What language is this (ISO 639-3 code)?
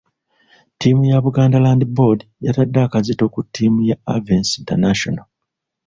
lug